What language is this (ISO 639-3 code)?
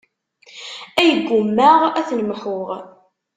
kab